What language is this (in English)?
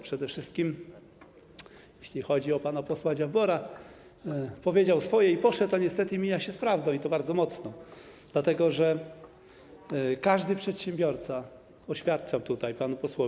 Polish